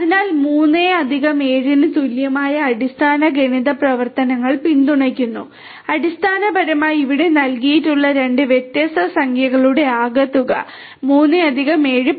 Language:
Malayalam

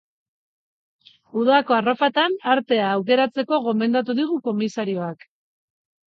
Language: Basque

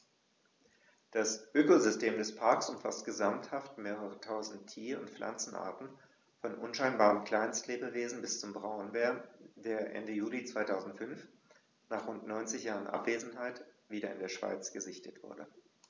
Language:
German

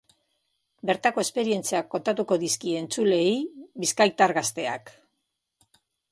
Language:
Basque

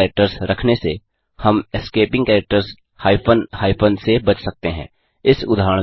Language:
Hindi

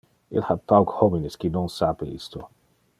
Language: Interlingua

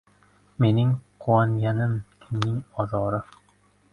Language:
Uzbek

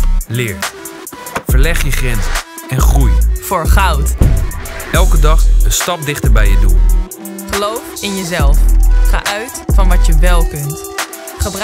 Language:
Dutch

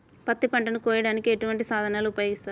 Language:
Telugu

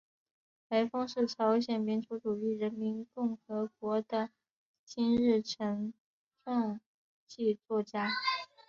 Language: Chinese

